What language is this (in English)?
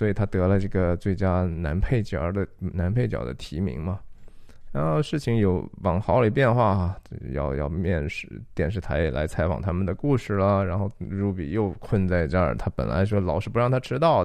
Chinese